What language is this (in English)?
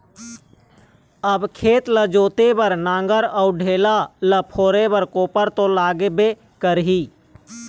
Chhattisgarhi